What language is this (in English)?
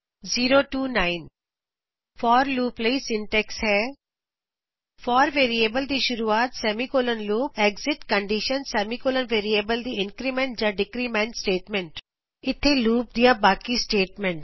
Punjabi